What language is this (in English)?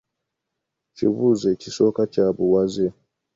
Ganda